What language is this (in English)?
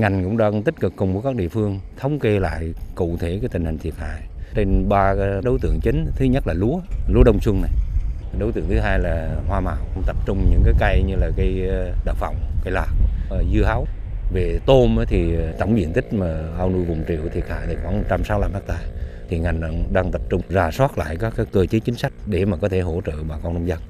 Vietnamese